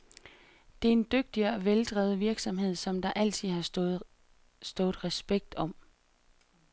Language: Danish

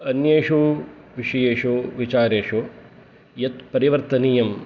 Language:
Sanskrit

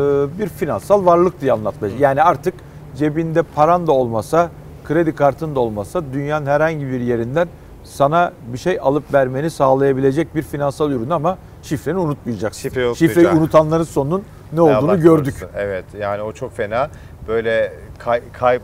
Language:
Turkish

